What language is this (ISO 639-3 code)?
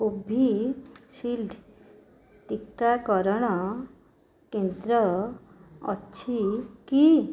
ori